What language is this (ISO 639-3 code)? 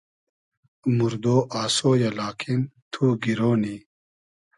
haz